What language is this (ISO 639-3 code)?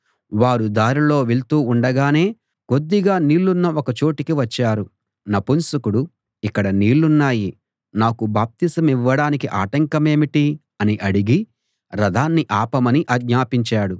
tel